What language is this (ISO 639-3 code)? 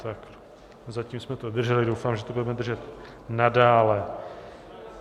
ces